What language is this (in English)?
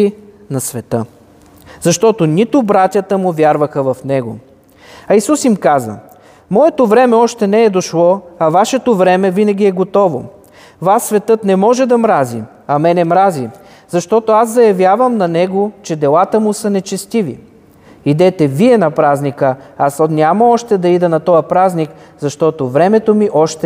Bulgarian